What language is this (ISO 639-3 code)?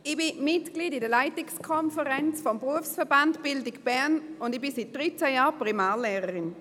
gsw